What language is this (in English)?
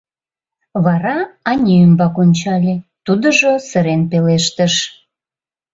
Mari